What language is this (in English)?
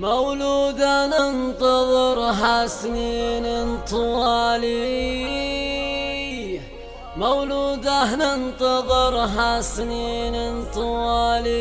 Arabic